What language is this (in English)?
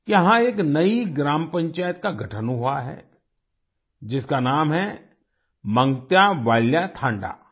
Hindi